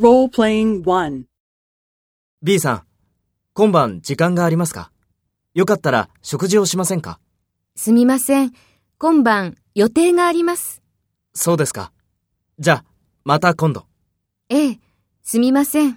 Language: Japanese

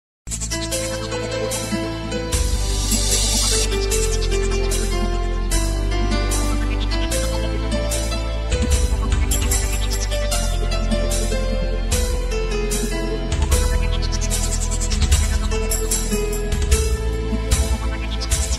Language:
Hindi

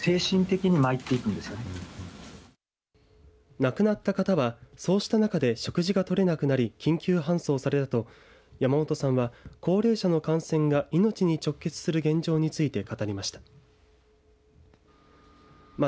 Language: Japanese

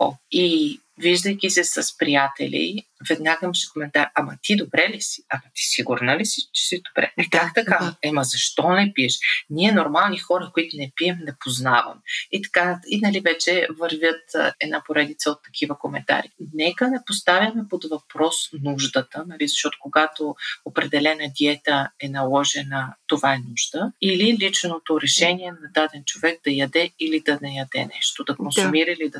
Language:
Bulgarian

